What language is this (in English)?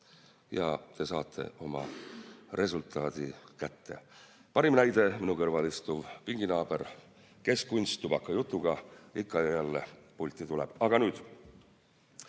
Estonian